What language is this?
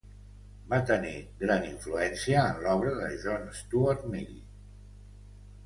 Catalan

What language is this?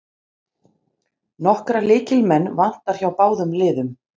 Icelandic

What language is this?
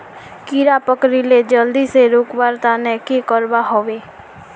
Magahi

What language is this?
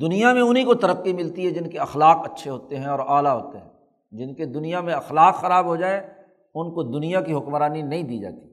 Urdu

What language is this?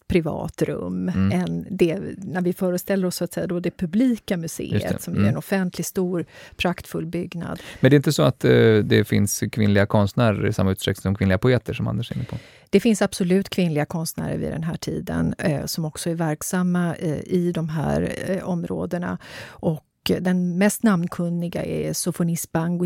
Swedish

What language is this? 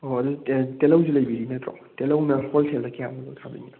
Manipuri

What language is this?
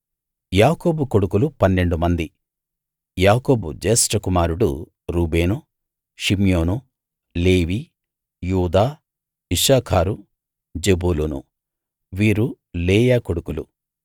Telugu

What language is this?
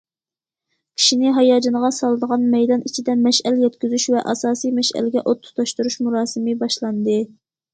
Uyghur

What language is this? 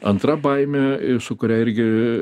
Lithuanian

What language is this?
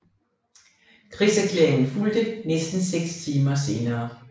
Danish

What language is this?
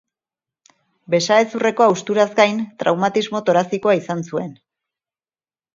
Basque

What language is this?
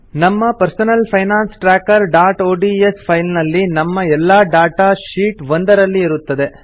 Kannada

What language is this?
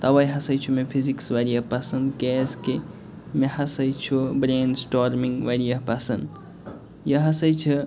Kashmiri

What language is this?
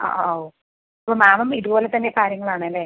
Malayalam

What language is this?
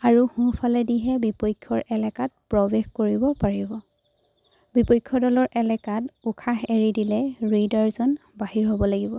Assamese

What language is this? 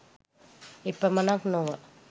Sinhala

